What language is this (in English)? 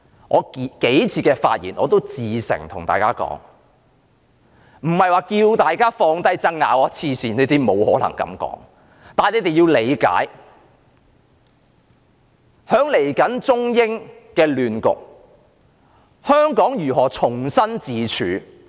Cantonese